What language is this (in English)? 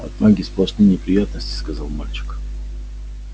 Russian